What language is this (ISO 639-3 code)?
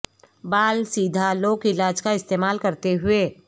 urd